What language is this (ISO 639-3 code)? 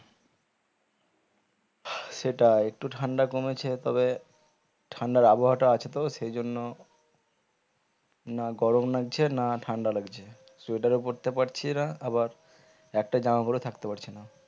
ben